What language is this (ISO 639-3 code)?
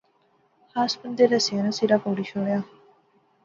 phr